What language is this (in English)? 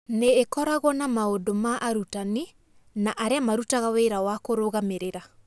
Kikuyu